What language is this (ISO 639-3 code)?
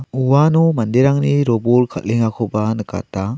grt